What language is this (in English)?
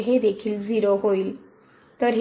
Marathi